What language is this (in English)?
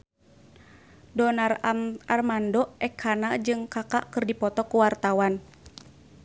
Sundanese